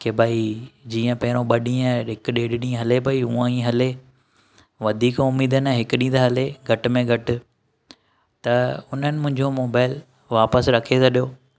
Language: Sindhi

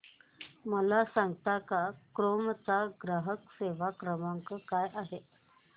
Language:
Marathi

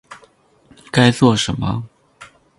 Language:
Chinese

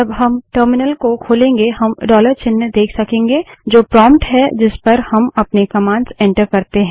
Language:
Hindi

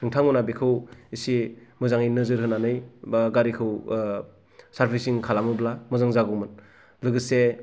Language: Bodo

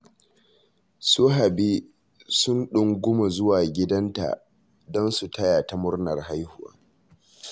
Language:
Hausa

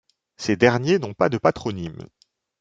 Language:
French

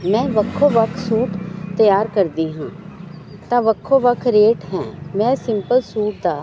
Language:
Punjabi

